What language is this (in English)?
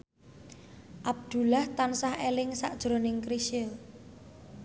Javanese